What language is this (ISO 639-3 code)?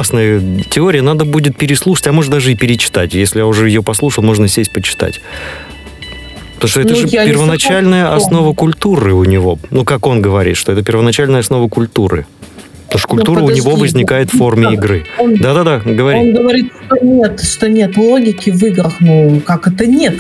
rus